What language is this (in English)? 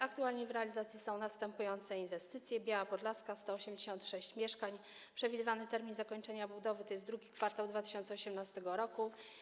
Polish